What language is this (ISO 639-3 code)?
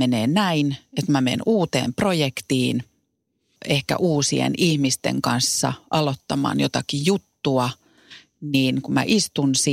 fin